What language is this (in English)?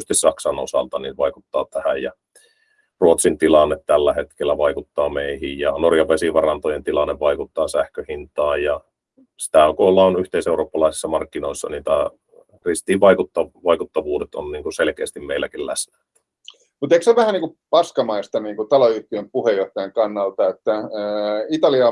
Finnish